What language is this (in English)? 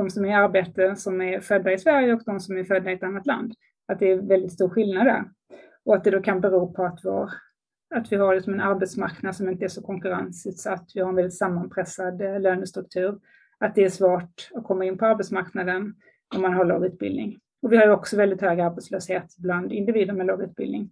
Swedish